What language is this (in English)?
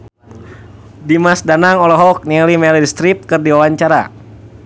Sundanese